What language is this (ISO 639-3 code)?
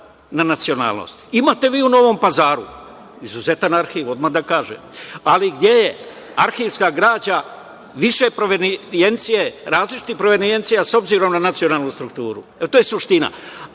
srp